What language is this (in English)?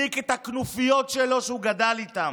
Hebrew